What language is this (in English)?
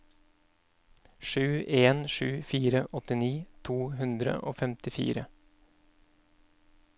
Norwegian